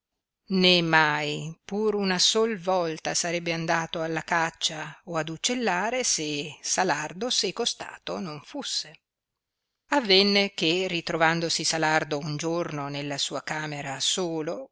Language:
Italian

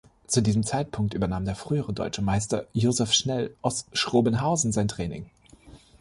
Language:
German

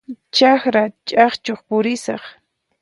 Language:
Puno Quechua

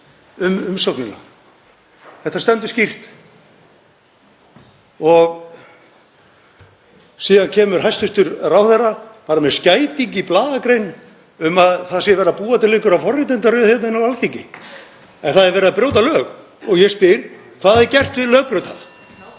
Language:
Icelandic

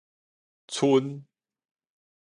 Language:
Min Nan Chinese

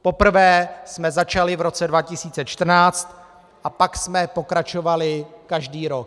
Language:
Czech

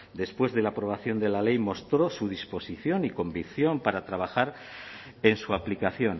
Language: Spanish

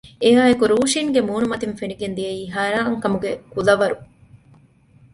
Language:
Divehi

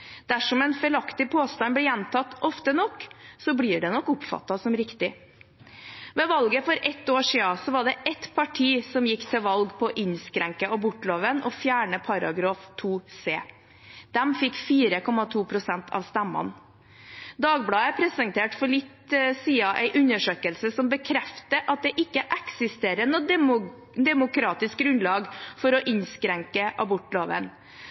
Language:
Norwegian Bokmål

